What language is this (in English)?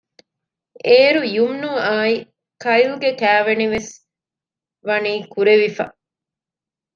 Divehi